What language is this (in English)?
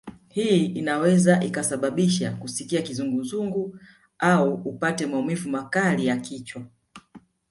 Swahili